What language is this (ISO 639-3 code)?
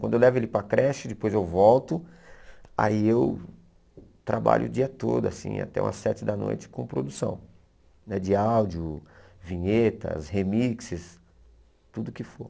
por